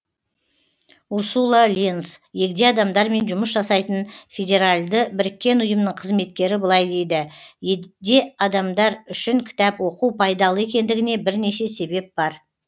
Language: Kazakh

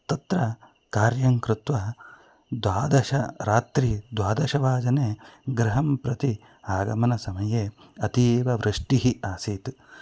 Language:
Sanskrit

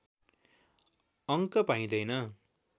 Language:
Nepali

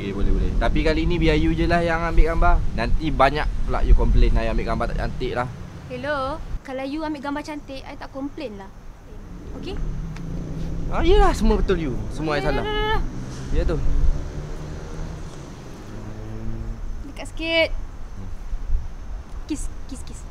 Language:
Malay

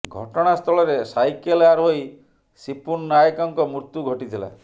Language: Odia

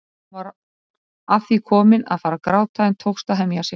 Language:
Icelandic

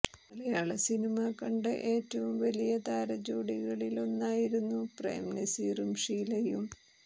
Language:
Malayalam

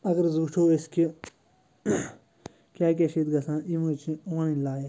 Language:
Kashmiri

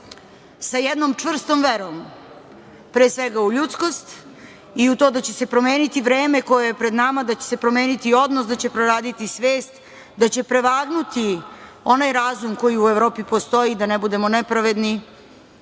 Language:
Serbian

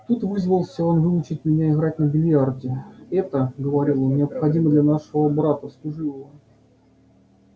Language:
Russian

